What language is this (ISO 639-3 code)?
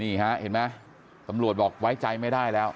tha